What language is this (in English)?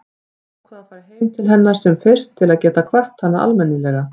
Icelandic